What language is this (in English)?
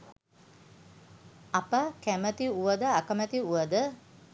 Sinhala